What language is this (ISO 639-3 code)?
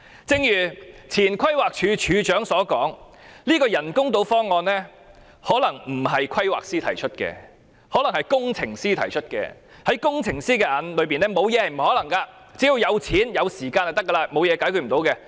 yue